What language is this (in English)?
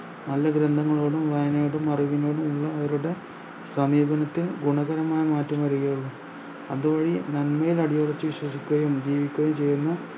Malayalam